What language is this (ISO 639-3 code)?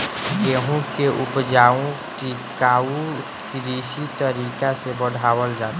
bho